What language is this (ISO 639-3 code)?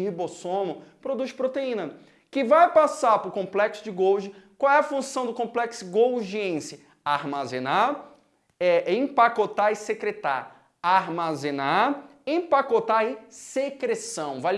por